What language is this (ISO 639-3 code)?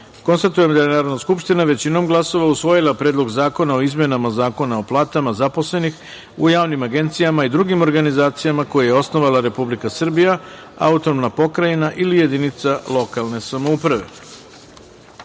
srp